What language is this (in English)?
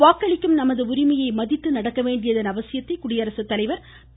Tamil